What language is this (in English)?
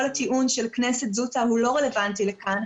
Hebrew